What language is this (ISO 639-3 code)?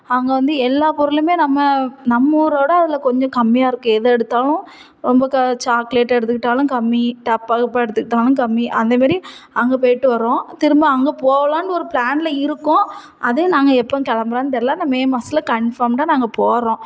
tam